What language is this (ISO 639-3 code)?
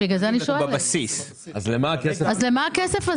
heb